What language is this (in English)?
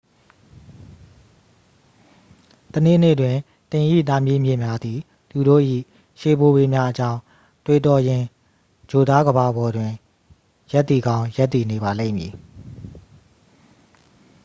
Burmese